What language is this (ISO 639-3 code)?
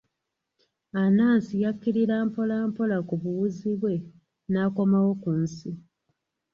lug